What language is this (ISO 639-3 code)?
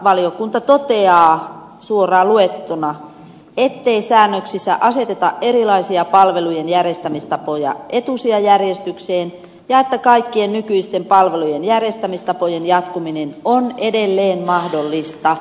fin